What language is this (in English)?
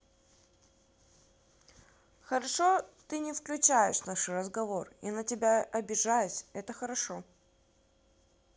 Russian